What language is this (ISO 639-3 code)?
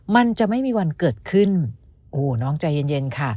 tha